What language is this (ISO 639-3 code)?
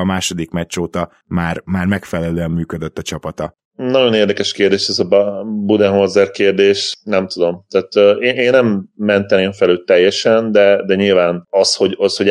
hun